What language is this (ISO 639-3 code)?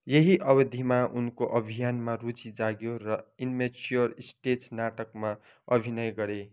nep